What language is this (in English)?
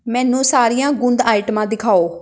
Punjabi